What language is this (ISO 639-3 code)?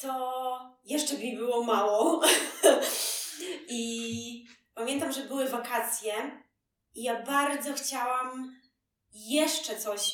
pol